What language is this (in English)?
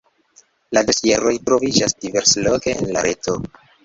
Esperanto